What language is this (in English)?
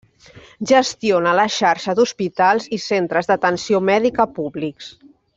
Catalan